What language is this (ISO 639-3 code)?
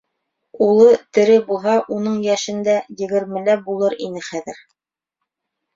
bak